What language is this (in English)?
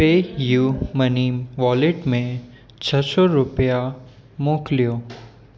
Sindhi